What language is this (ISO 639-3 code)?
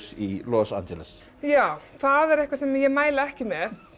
isl